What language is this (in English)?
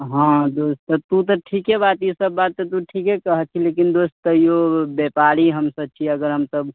Maithili